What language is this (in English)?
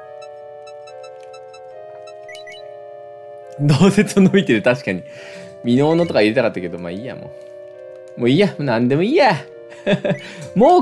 Japanese